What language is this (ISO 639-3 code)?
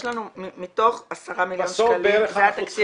heb